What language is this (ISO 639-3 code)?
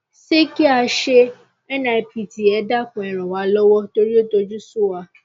yor